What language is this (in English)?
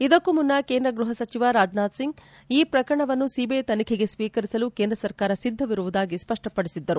Kannada